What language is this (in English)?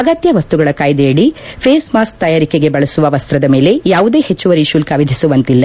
Kannada